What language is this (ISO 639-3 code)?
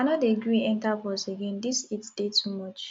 pcm